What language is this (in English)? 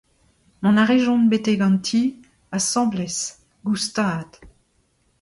Breton